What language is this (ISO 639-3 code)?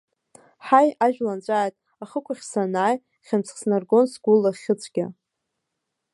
abk